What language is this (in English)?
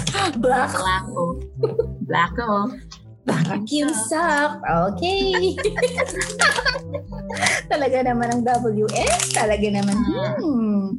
Filipino